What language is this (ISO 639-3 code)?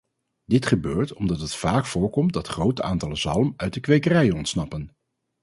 nld